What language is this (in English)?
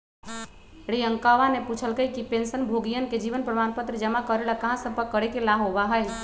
Magahi